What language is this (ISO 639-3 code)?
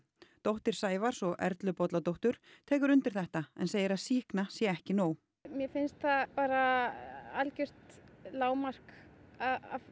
isl